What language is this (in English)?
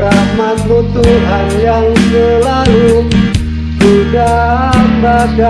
Indonesian